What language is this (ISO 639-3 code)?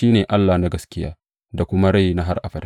hau